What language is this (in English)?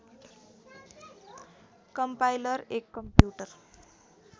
Nepali